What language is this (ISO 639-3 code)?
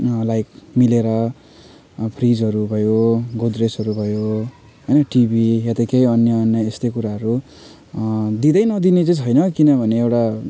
nep